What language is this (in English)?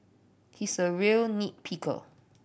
English